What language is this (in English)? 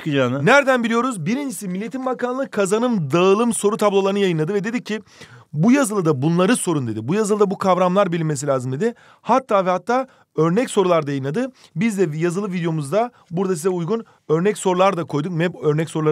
Turkish